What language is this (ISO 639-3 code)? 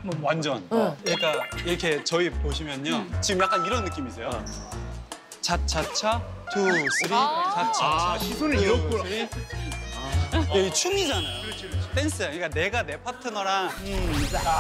kor